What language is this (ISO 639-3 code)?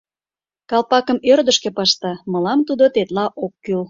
chm